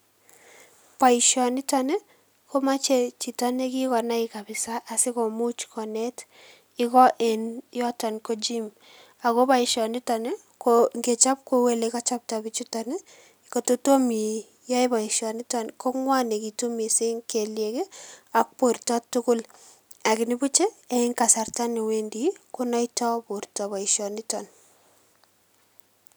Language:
Kalenjin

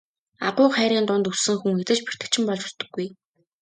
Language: Mongolian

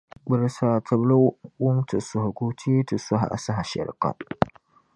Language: Dagbani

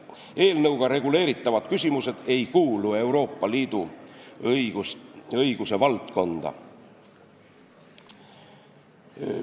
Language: Estonian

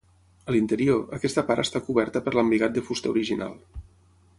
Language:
Catalan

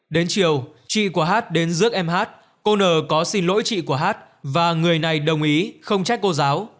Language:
Vietnamese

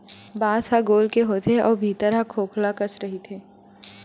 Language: Chhattisgarhi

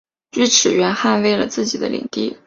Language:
Chinese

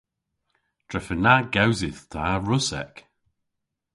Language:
Cornish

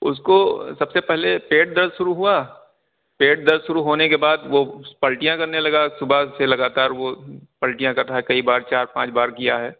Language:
Urdu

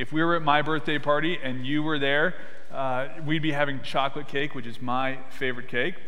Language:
English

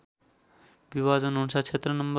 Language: Nepali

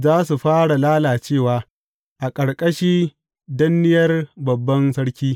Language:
Hausa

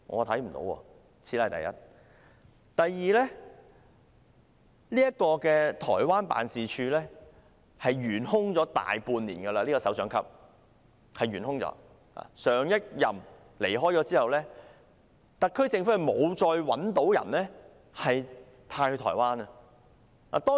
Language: Cantonese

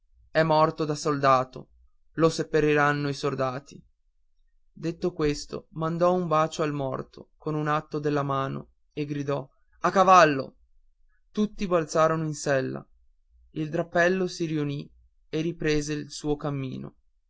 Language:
Italian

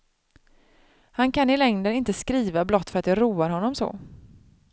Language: Swedish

